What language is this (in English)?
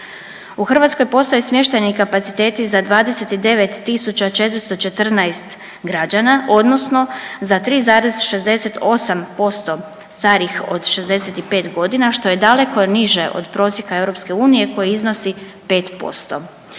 Croatian